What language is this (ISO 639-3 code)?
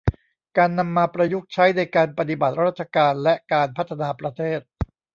tha